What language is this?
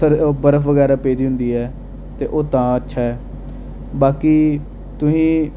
Dogri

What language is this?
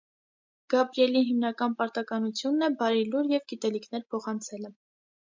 Armenian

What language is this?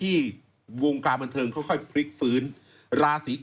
Thai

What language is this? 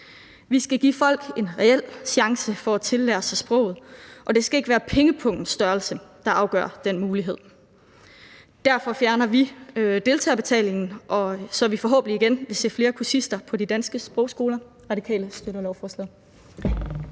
Danish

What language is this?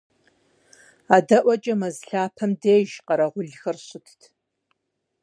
Kabardian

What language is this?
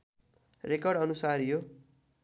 Nepali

